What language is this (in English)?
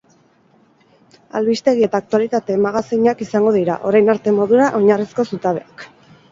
Basque